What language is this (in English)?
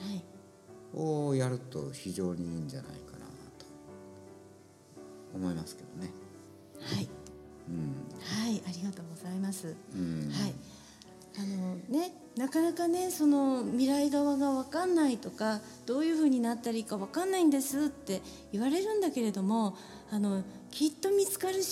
Japanese